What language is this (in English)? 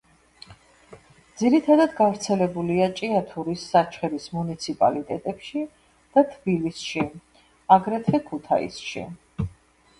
Georgian